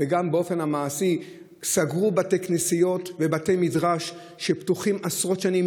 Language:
Hebrew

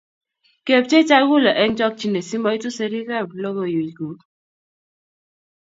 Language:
Kalenjin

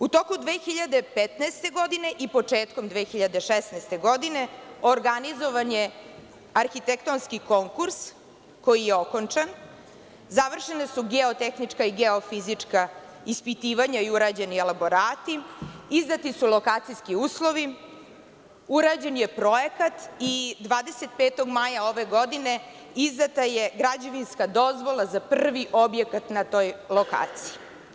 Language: Serbian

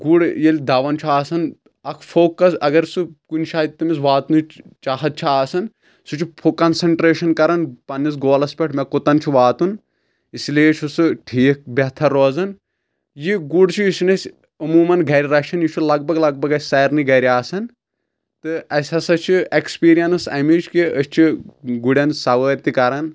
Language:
Kashmiri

